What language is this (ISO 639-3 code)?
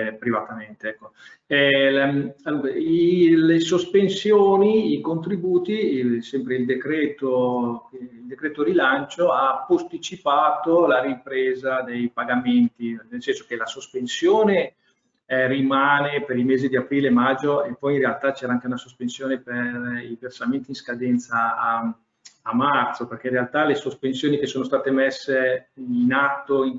ita